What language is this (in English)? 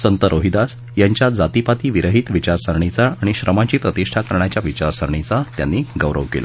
Marathi